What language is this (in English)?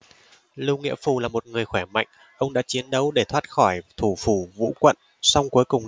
Vietnamese